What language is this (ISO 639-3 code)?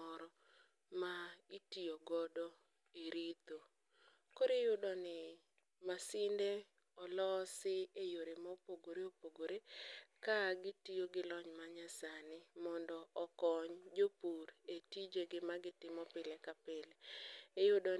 luo